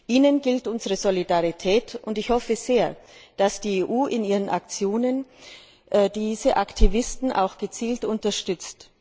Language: German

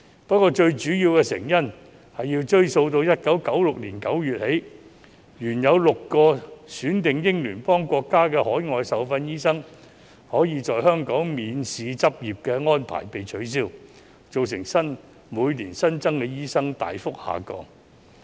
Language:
Cantonese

